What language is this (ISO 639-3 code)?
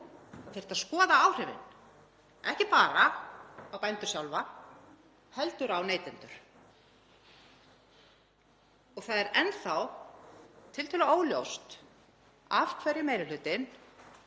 isl